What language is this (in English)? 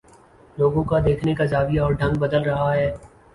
Urdu